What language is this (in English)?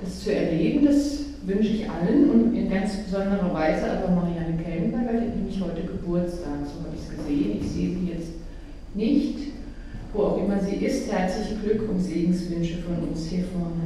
German